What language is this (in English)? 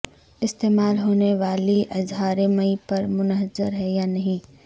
Urdu